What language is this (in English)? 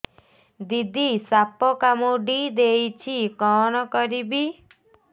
Odia